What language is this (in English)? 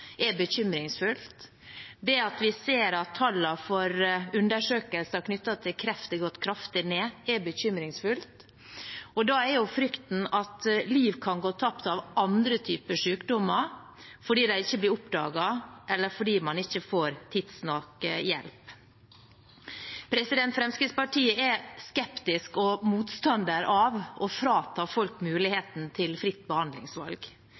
Norwegian Bokmål